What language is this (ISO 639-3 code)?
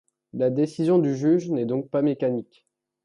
fra